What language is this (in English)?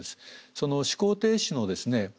Japanese